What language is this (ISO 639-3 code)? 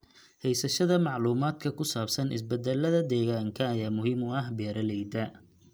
som